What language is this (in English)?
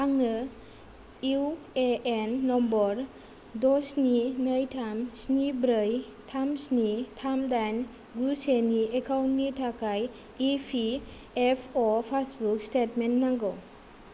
Bodo